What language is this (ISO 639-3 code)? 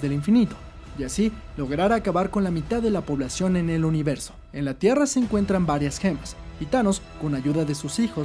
spa